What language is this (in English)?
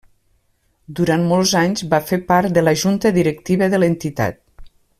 Catalan